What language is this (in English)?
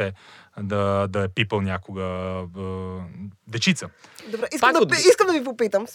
Bulgarian